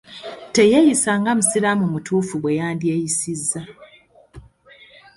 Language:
Ganda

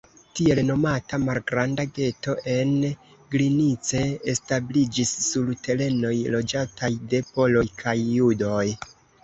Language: Esperanto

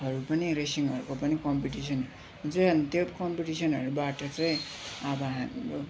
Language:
Nepali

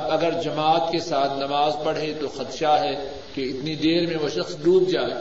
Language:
Urdu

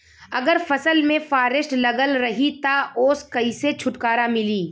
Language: Bhojpuri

